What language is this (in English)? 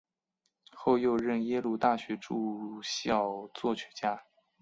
Chinese